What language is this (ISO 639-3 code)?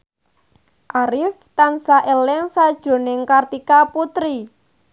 jav